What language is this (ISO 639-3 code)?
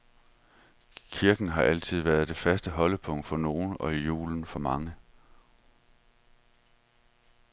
dan